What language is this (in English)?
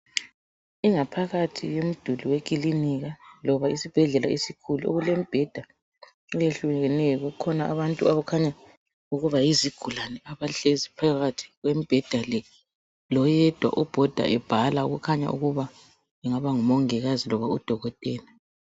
North Ndebele